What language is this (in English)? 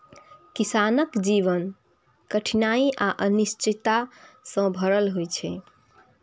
Maithili